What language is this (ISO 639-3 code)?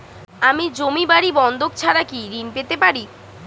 ben